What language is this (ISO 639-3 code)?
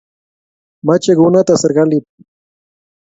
kln